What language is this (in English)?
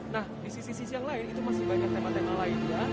Indonesian